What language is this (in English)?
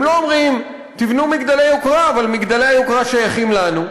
Hebrew